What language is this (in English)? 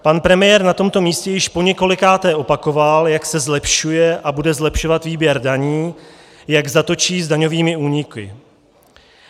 Czech